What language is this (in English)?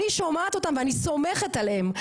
Hebrew